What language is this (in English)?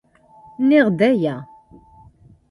Kabyle